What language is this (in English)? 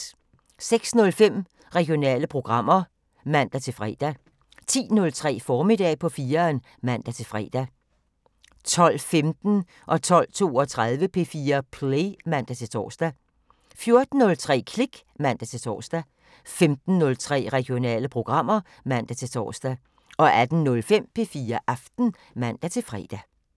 Danish